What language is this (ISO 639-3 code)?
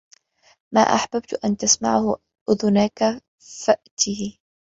ara